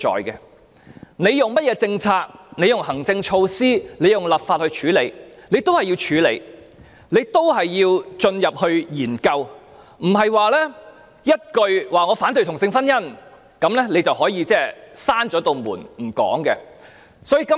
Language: Cantonese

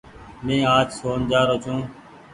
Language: Goaria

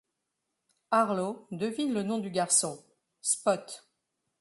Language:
French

